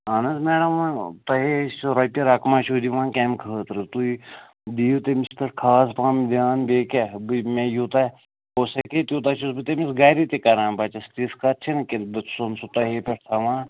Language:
Kashmiri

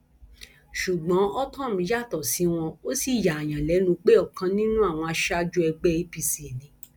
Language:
Yoruba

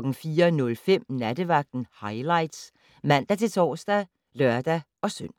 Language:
Danish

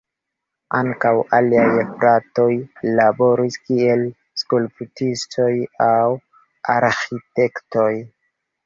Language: Esperanto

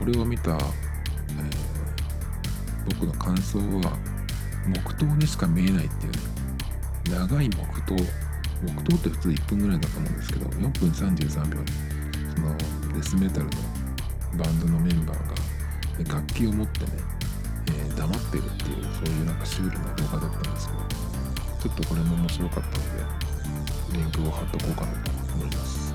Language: Japanese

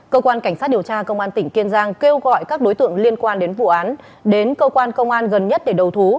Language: Vietnamese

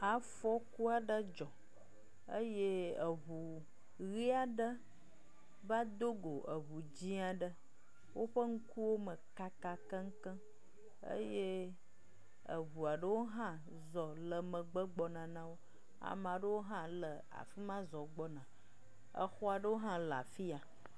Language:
Ewe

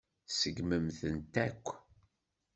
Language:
Kabyle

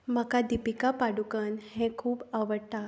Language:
Konkani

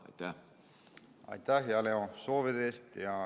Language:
Estonian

